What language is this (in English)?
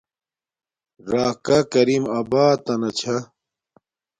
Domaaki